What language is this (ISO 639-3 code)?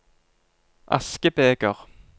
nor